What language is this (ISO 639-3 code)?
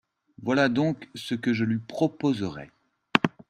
fra